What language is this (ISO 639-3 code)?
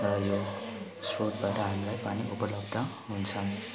nep